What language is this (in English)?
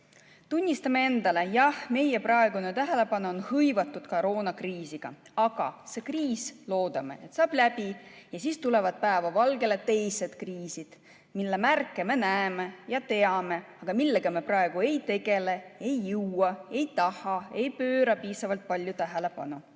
Estonian